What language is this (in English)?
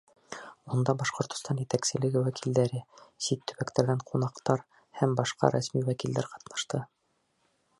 Bashkir